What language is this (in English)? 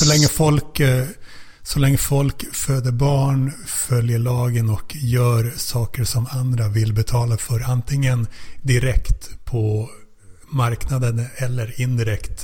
Swedish